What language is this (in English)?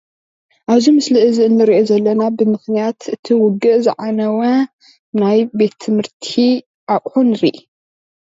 Tigrinya